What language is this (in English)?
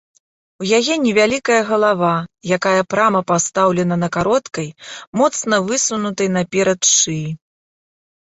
Belarusian